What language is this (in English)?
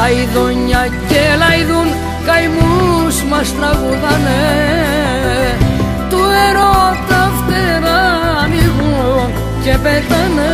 Greek